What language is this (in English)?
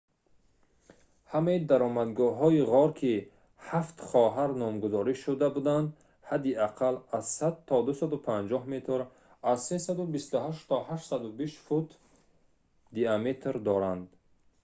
Tajik